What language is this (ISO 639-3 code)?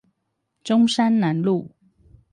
zho